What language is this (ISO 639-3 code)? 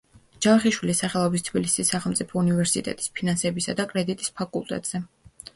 kat